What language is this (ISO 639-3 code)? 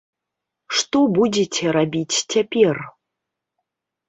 bel